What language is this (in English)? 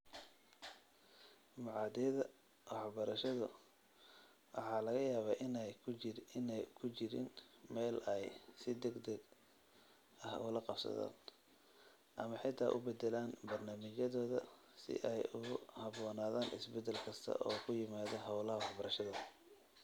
Somali